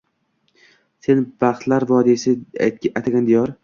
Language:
Uzbek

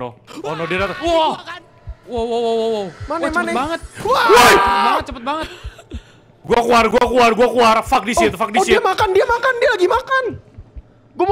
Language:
Indonesian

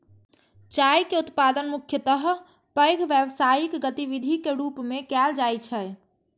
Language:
Maithili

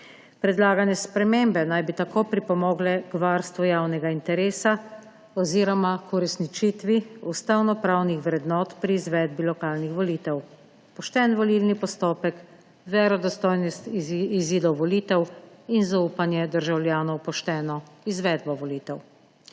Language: Slovenian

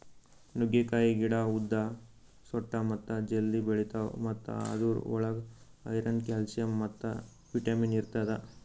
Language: Kannada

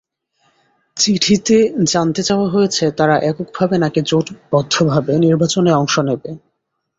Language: Bangla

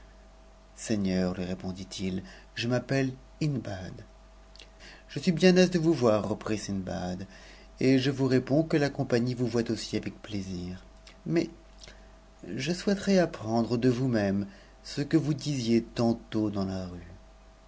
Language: French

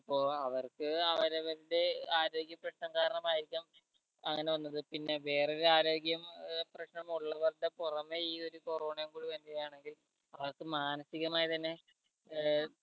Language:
Malayalam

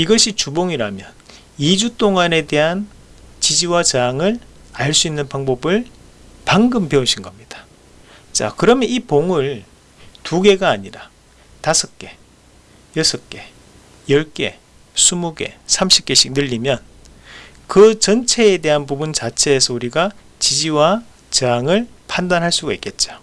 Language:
Korean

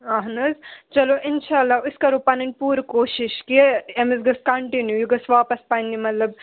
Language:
Kashmiri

